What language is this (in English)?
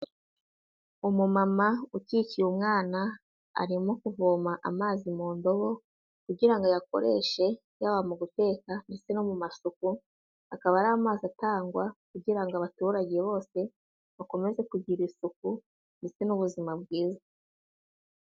Kinyarwanda